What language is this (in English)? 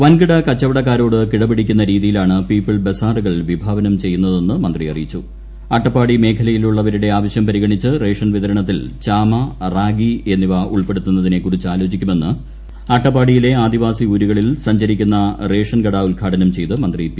Malayalam